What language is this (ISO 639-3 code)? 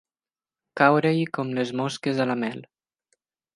cat